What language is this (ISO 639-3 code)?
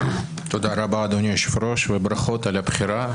heb